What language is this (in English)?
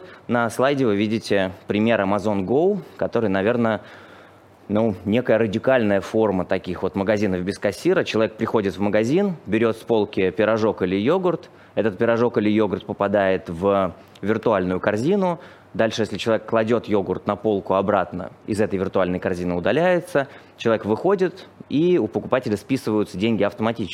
Russian